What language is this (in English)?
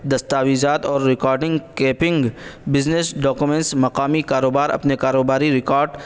Urdu